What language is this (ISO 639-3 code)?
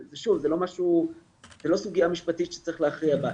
heb